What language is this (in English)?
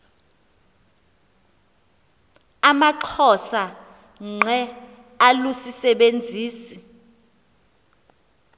Xhosa